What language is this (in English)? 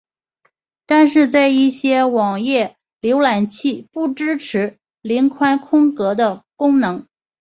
Chinese